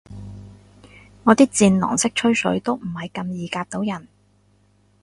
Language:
Cantonese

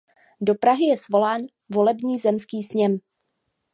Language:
Czech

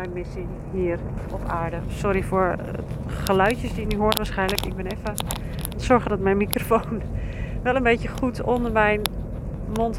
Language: Dutch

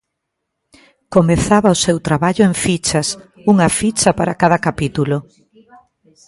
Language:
Galician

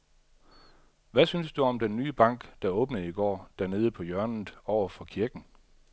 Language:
Danish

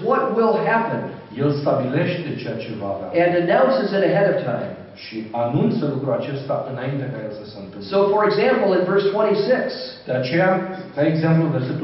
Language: Romanian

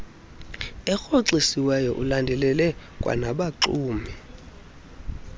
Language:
Xhosa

